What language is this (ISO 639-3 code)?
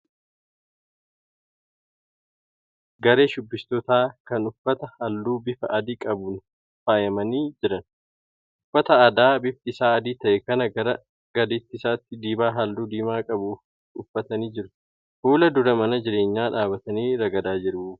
orm